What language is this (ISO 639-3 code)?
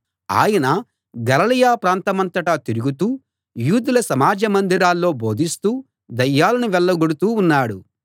tel